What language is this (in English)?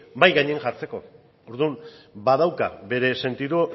Basque